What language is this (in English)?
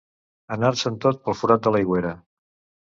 Catalan